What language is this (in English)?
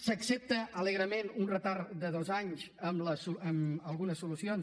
Catalan